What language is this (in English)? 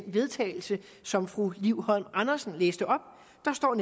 Danish